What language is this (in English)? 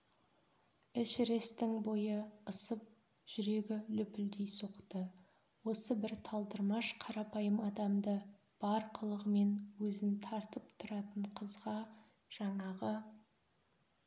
Kazakh